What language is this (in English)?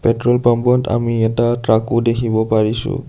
Assamese